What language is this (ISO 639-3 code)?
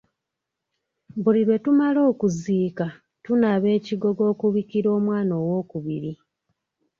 lug